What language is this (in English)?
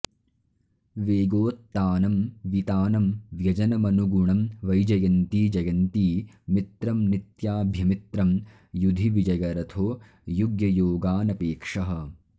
Sanskrit